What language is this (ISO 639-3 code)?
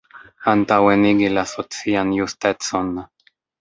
epo